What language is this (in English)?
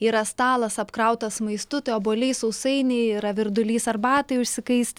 Lithuanian